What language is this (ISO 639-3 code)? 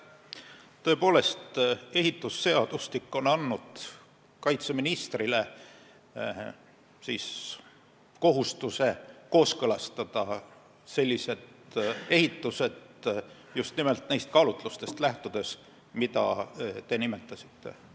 est